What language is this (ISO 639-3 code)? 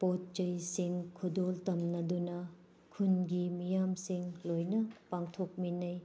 mni